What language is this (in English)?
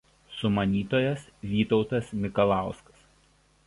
Lithuanian